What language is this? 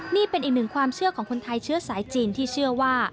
Thai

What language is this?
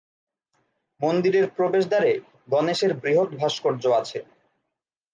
Bangla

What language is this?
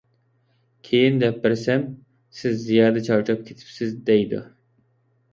Uyghur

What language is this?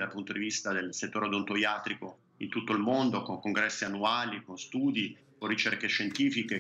Italian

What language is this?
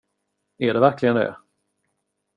Swedish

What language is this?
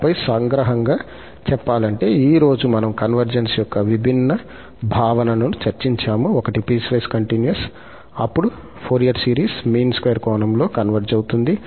Telugu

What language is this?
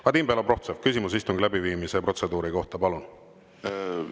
Estonian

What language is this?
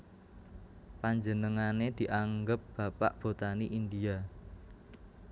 Javanese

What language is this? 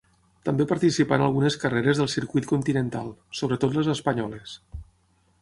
Catalan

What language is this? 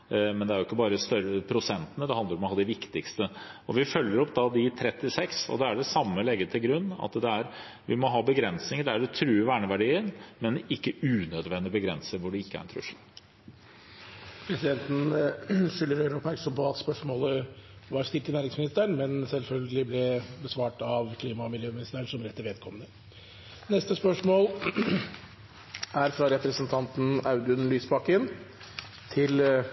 Norwegian Bokmål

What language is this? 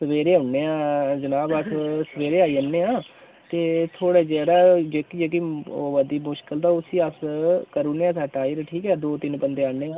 Dogri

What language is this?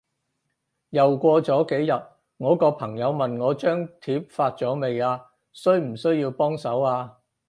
Cantonese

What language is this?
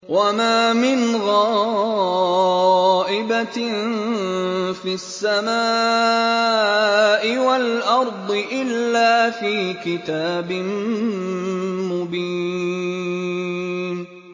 Arabic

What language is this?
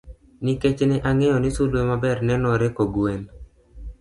Luo (Kenya and Tanzania)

